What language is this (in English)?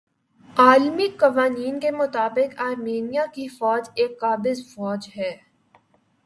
Urdu